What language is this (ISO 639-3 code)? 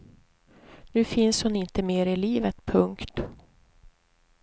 swe